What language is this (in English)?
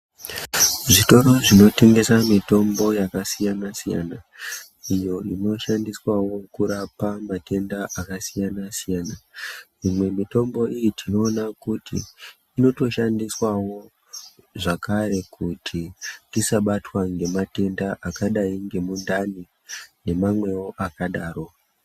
Ndau